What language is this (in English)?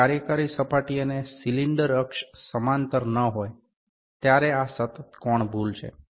Gujarati